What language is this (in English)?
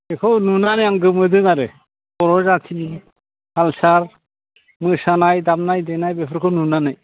Bodo